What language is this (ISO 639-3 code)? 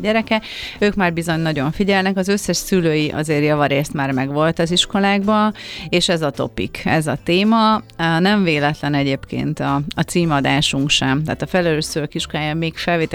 hun